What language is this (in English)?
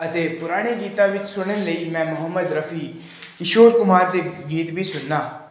Punjabi